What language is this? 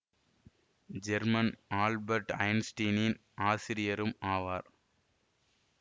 Tamil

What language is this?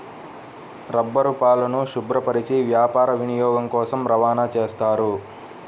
Telugu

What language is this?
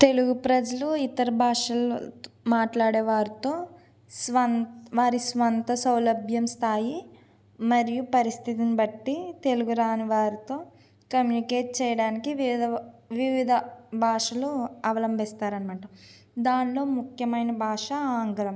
Telugu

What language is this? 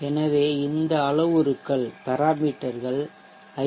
Tamil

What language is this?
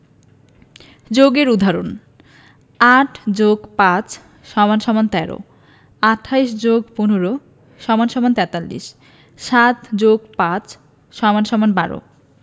Bangla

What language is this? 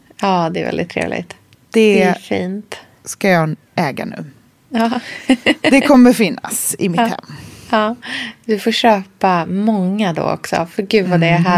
Swedish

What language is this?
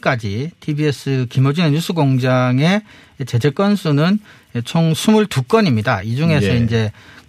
Korean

